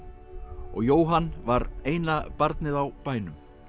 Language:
Icelandic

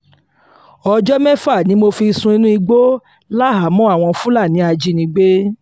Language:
Yoruba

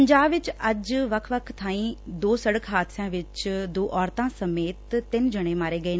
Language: Punjabi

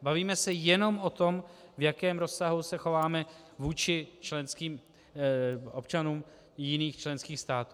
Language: Czech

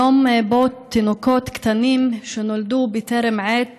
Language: Hebrew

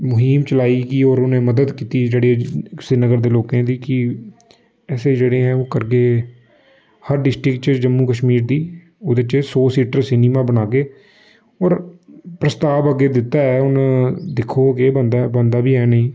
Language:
Dogri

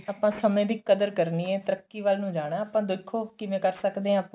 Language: Punjabi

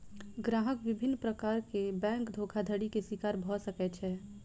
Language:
Maithili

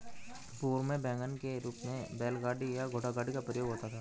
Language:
Hindi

